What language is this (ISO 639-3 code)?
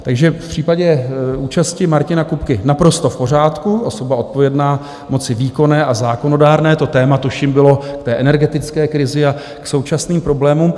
ces